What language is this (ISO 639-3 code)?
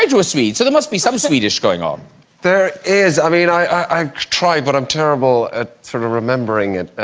eng